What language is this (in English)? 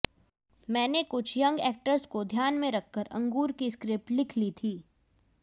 Hindi